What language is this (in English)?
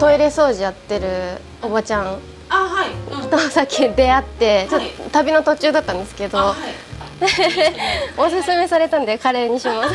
Japanese